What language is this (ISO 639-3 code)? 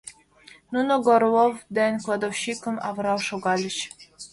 chm